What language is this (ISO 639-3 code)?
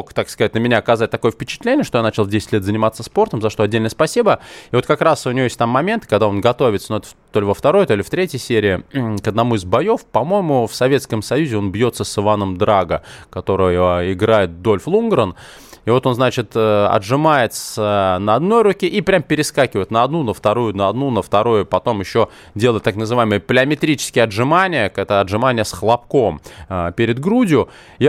rus